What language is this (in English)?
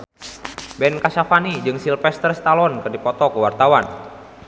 Sundanese